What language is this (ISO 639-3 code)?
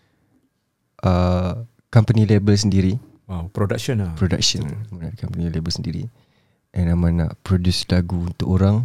msa